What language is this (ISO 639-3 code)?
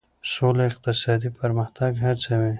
pus